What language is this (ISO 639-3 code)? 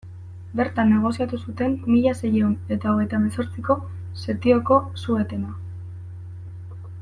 eus